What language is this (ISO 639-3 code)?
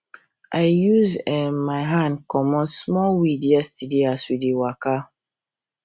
pcm